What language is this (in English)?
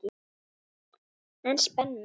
Icelandic